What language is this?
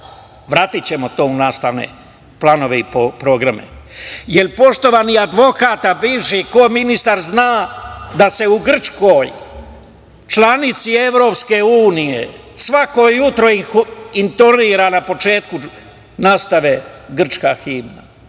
Serbian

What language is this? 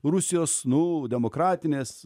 Lithuanian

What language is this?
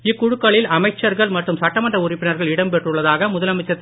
Tamil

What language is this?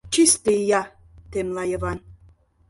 Mari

